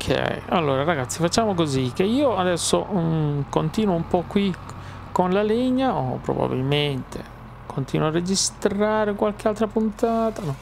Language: Italian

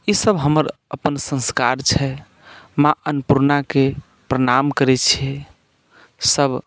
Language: Maithili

